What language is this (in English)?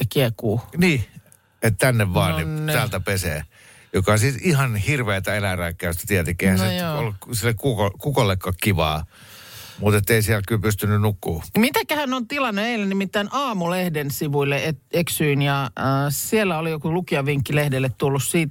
Finnish